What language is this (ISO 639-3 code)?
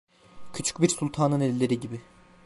tur